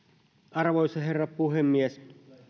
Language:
Finnish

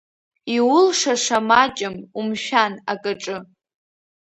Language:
Abkhazian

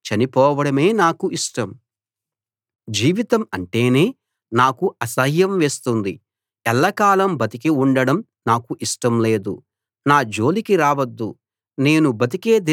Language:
Telugu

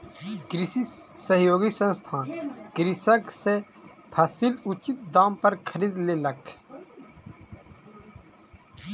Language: Maithili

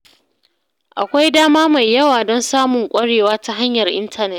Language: Hausa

